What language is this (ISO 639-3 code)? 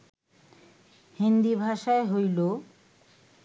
ben